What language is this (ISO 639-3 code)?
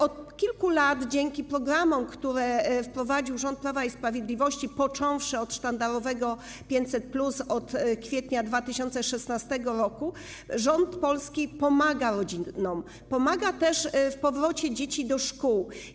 pol